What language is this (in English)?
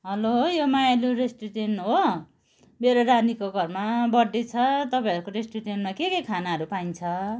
Nepali